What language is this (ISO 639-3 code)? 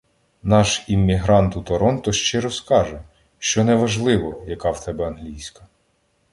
ukr